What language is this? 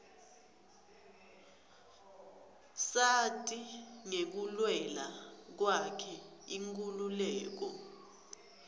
Swati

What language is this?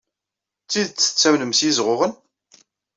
Kabyle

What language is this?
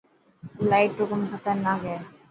Dhatki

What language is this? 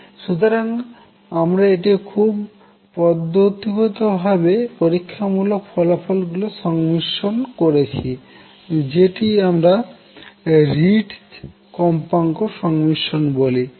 Bangla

